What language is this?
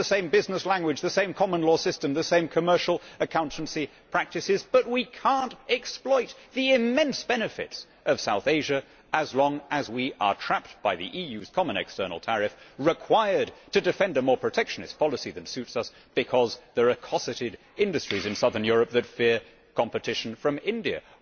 English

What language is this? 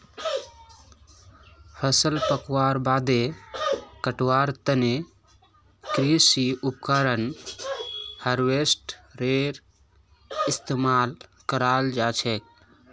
Magahi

